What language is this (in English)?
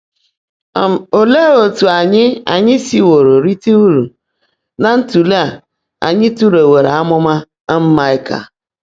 Igbo